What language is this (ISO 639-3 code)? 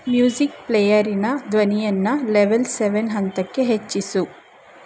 kan